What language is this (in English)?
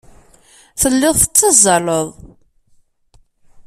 Kabyle